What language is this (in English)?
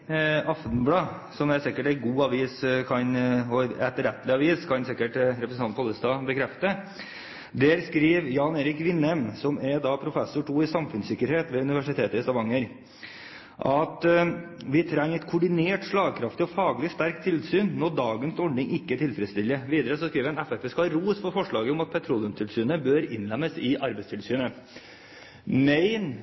Norwegian Bokmål